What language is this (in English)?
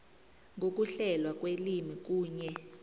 South Ndebele